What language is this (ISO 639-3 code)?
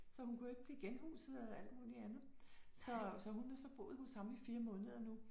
dan